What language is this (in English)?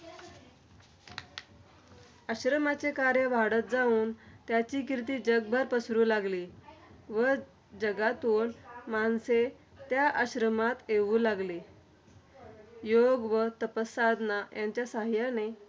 Marathi